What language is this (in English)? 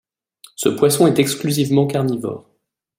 French